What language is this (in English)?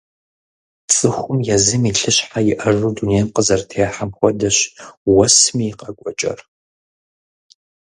Kabardian